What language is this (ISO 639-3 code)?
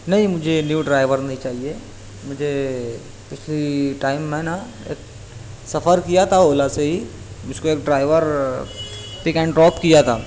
urd